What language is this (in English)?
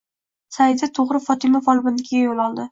Uzbek